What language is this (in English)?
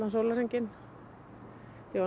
Icelandic